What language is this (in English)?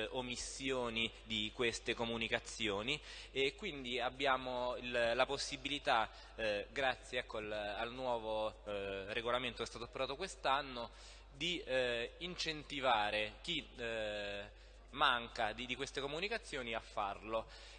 Italian